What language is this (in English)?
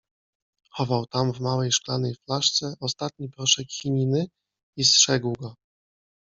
Polish